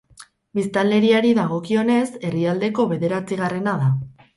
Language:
Basque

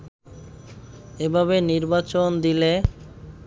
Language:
Bangla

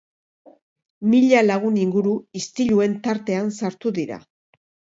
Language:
Basque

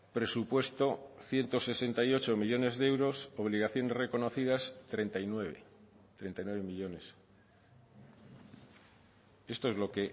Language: Spanish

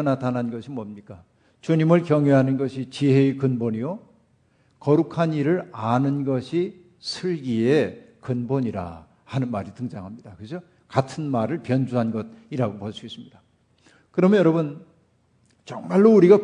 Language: Korean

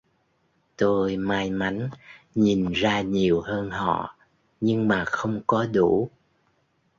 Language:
Vietnamese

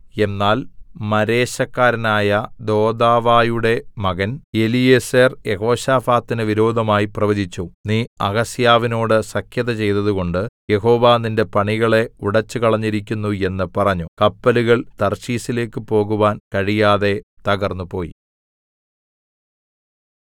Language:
Malayalam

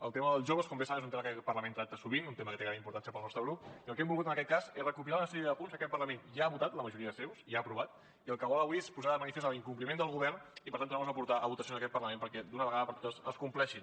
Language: Catalan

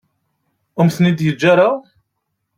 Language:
Kabyle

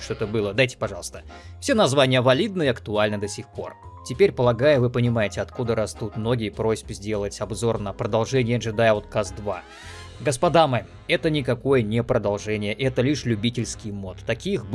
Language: Russian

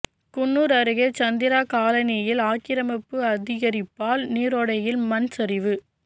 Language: Tamil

